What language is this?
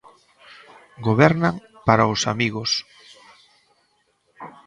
Galician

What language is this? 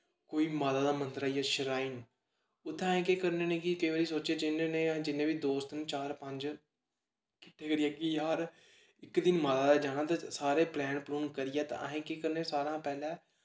Dogri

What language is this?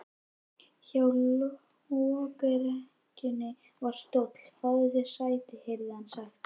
Icelandic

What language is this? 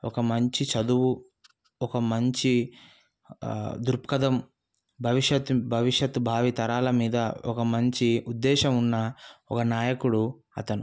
Telugu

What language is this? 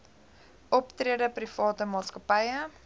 Afrikaans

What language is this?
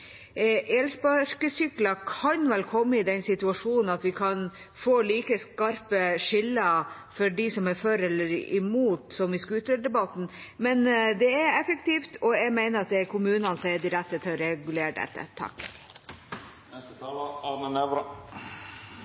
Norwegian Bokmål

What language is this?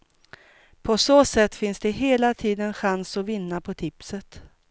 Swedish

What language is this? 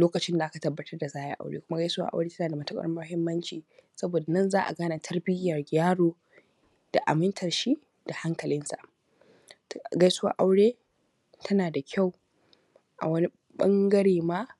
Hausa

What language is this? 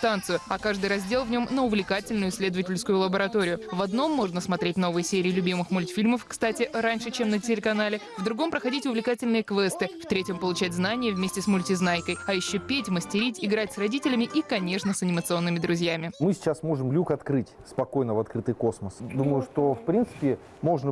Russian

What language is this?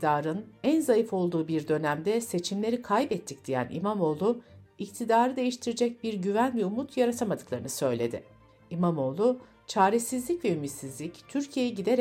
Turkish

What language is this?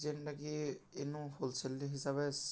Odia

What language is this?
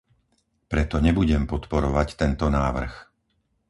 Slovak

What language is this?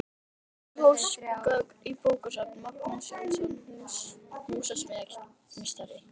Icelandic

